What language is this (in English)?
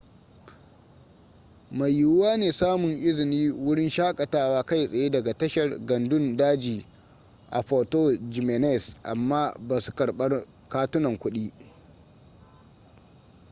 Hausa